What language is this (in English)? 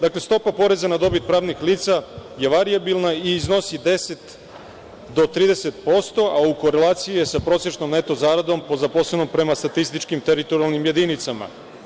Serbian